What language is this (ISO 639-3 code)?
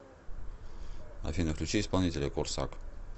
rus